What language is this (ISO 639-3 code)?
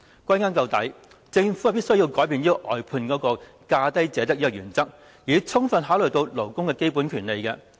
yue